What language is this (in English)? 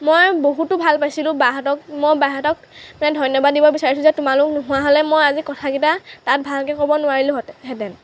Assamese